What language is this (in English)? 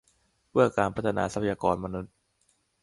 Thai